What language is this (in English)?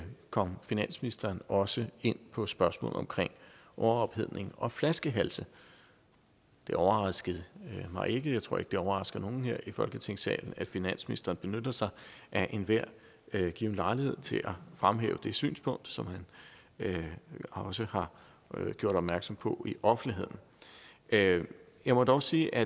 Danish